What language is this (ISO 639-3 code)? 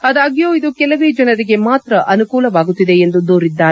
kan